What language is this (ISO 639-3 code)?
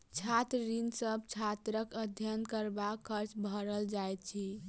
mai